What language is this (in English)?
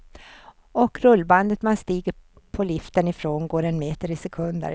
Swedish